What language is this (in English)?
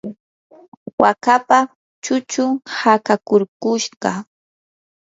Yanahuanca Pasco Quechua